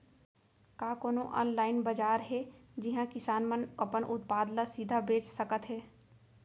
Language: Chhattisgarhi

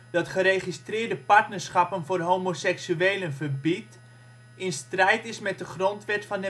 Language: Dutch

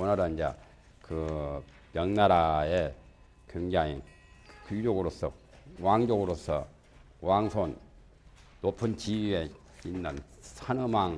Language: Korean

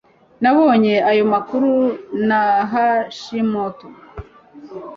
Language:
Kinyarwanda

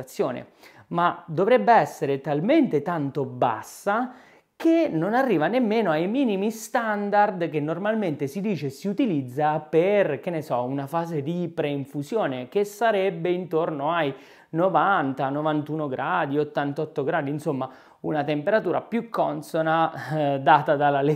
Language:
Italian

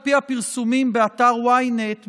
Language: Hebrew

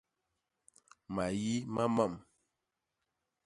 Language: Basaa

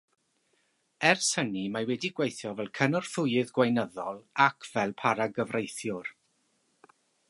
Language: Welsh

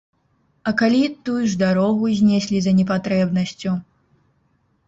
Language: Belarusian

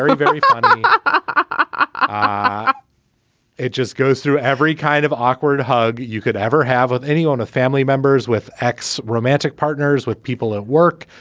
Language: English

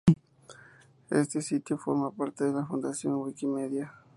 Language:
Spanish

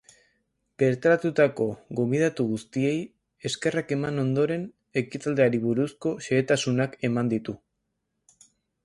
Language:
Basque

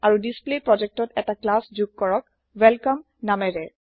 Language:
Assamese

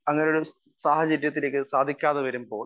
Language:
Malayalam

